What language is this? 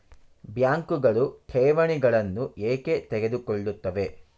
Kannada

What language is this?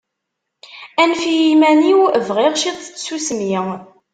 Kabyle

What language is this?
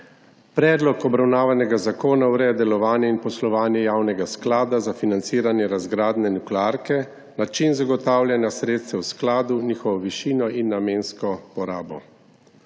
Slovenian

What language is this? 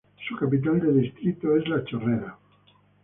Spanish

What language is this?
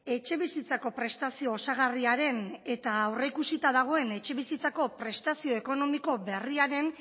Basque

